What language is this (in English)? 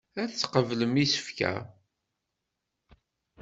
Kabyle